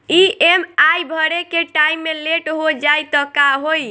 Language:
Bhojpuri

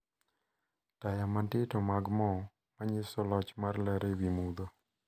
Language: Luo (Kenya and Tanzania)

